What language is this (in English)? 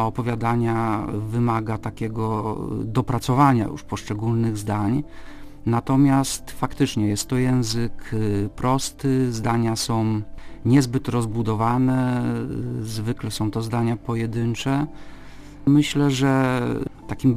Polish